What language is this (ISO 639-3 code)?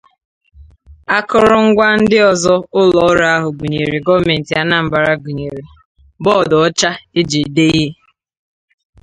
ibo